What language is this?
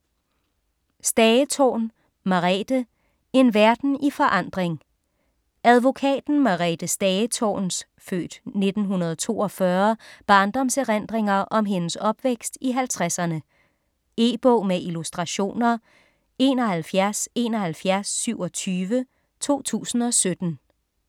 Danish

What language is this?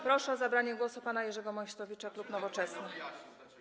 Polish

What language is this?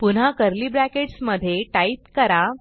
Marathi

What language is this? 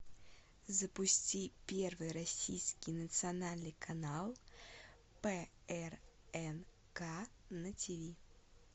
Russian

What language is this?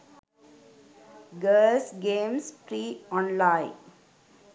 Sinhala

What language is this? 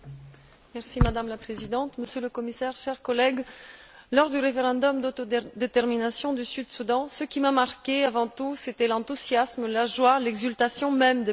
French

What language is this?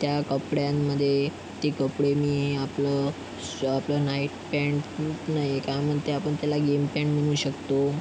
Marathi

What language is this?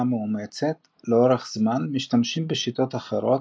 Hebrew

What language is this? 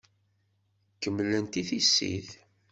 Kabyle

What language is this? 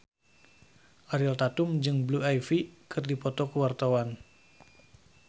Sundanese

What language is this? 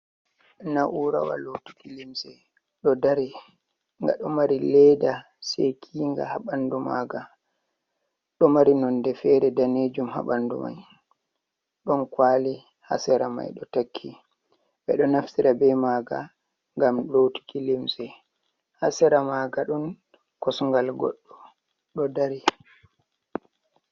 Fula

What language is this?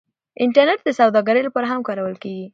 Pashto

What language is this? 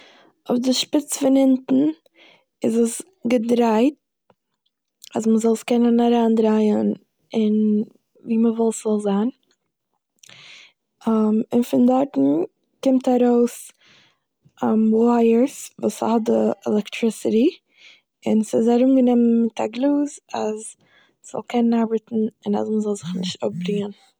Yiddish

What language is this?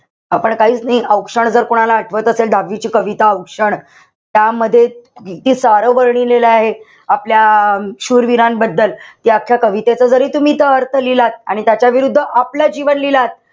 Marathi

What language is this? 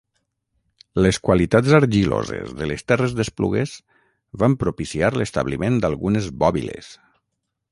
Catalan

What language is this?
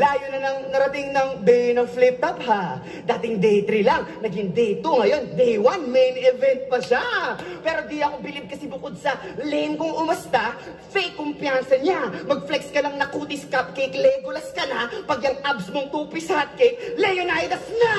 Filipino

